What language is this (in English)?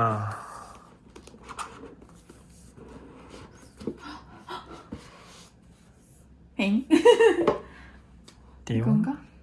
Korean